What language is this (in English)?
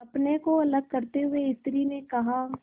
Hindi